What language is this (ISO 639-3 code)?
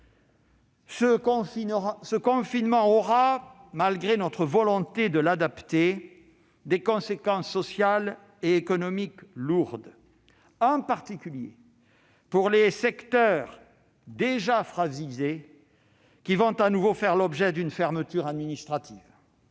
fra